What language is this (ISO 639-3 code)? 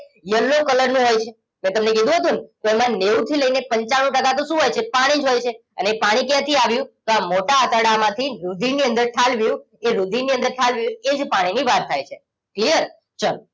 guj